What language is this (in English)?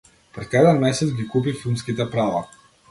Macedonian